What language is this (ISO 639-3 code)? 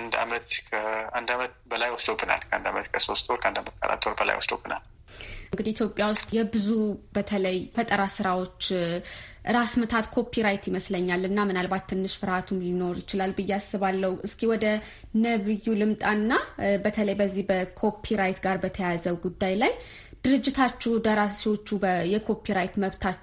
amh